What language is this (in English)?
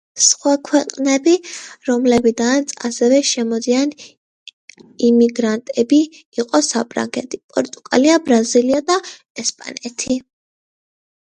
Georgian